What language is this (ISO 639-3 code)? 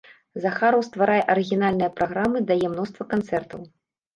bel